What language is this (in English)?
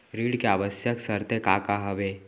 Chhattisgarhi